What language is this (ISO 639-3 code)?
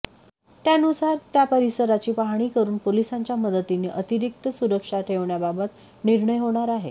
mar